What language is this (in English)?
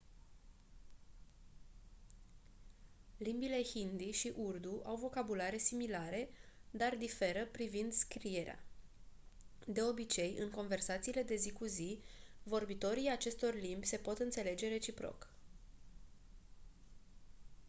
Romanian